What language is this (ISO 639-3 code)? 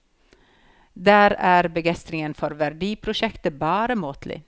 nor